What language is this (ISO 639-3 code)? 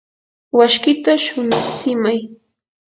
qur